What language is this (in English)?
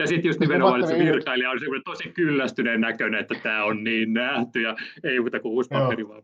Finnish